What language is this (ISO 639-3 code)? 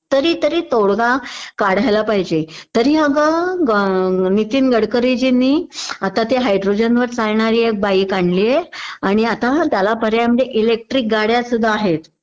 mar